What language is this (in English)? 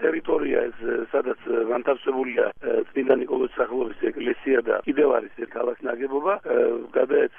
Romanian